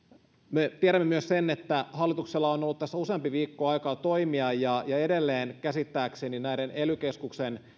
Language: Finnish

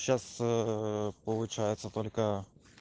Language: Russian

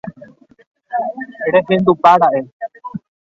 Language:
Guarani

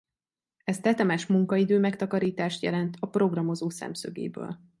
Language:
Hungarian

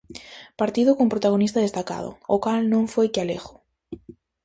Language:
Galician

